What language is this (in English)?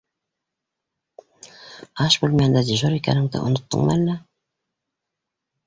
Bashkir